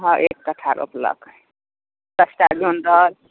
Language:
Maithili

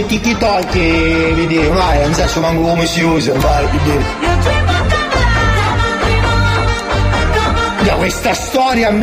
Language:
Italian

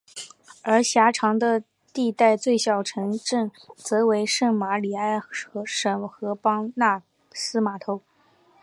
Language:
Chinese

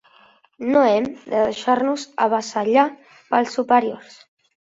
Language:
Catalan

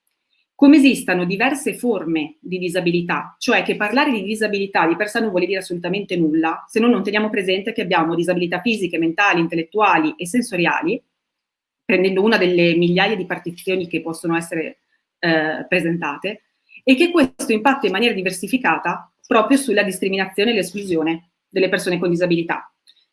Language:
Italian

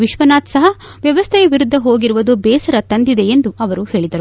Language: Kannada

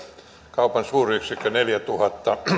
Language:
Finnish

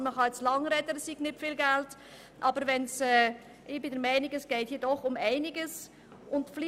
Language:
Swiss German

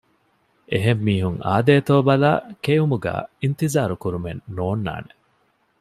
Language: Divehi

